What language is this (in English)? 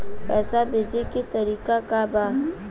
Bhojpuri